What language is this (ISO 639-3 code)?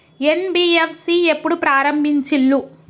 tel